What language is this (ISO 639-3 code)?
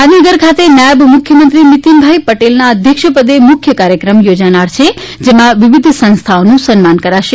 guj